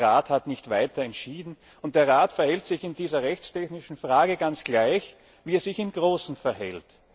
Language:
German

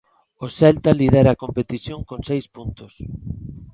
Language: Galician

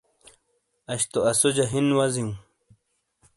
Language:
Shina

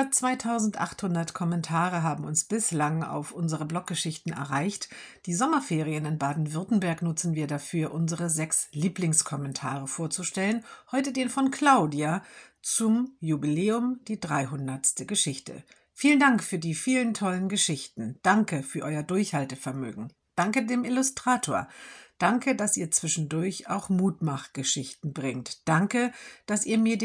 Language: German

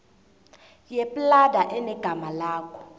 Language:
South Ndebele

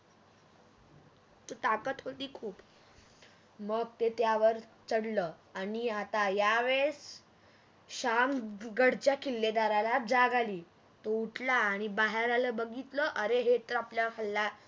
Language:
Marathi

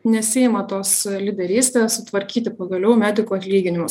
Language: Lithuanian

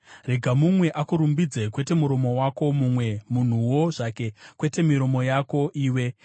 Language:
Shona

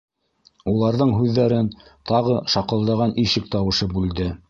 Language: Bashkir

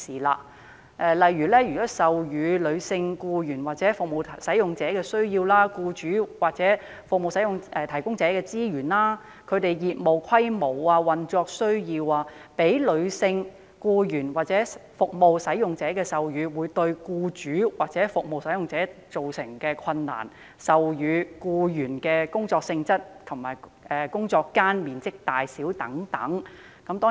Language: Cantonese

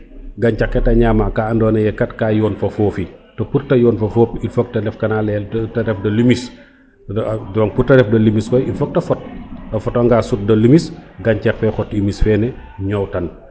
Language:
Serer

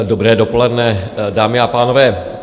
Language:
Czech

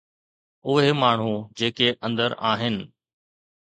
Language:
Sindhi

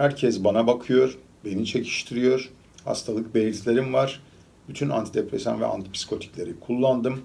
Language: Turkish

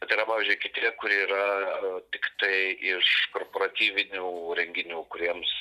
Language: Lithuanian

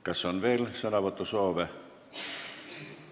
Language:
Estonian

